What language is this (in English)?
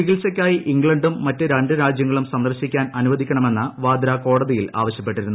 Malayalam